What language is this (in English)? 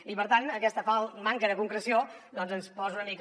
Catalan